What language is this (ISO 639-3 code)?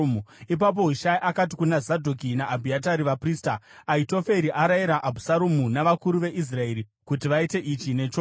sna